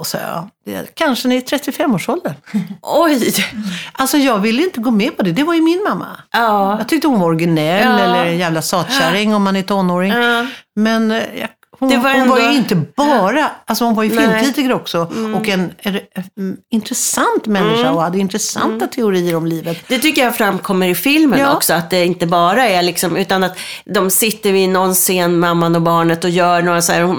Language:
Swedish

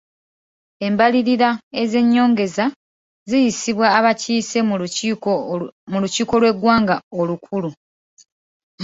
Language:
Ganda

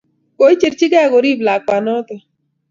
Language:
Kalenjin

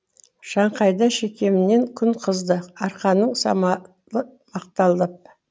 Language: Kazakh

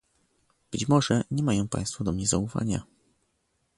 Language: Polish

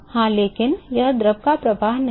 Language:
Hindi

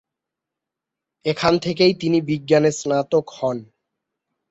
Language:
Bangla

